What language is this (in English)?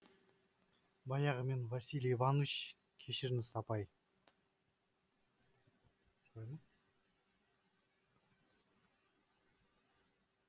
Kazakh